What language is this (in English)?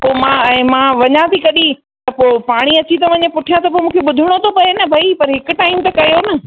Sindhi